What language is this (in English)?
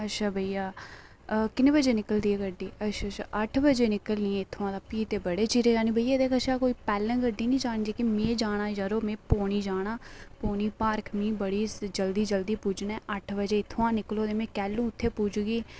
Dogri